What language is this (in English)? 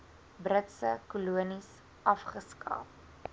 Afrikaans